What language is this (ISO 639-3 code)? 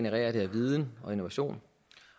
dan